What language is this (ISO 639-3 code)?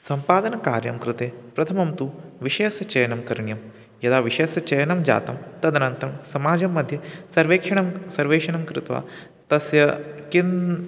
san